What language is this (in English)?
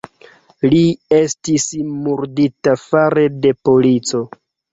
Esperanto